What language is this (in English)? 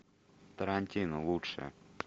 Russian